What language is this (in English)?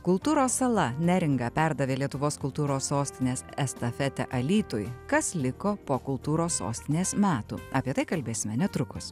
Lithuanian